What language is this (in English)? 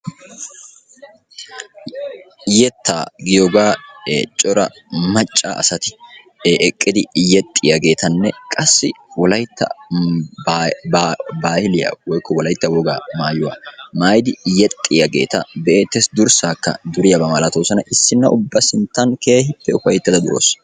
Wolaytta